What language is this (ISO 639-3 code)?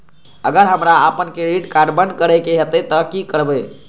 mai